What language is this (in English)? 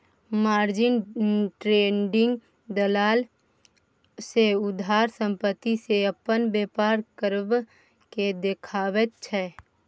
Maithili